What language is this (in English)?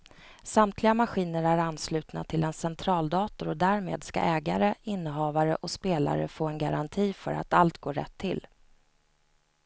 Swedish